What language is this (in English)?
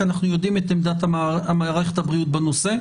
Hebrew